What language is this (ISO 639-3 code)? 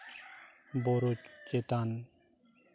sat